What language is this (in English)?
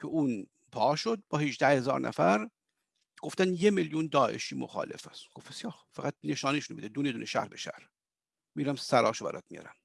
Persian